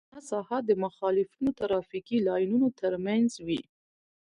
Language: Pashto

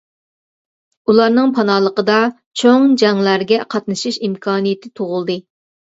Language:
Uyghur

